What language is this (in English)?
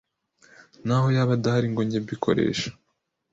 Kinyarwanda